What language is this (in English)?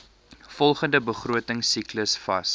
Afrikaans